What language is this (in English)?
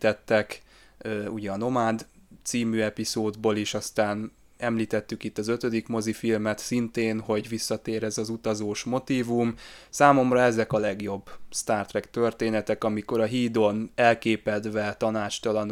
Hungarian